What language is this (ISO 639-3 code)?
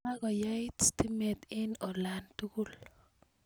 kln